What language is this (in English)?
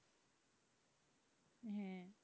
Bangla